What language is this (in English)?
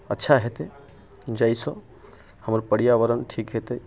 Maithili